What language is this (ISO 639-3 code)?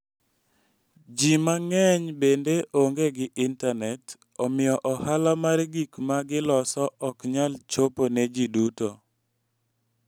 luo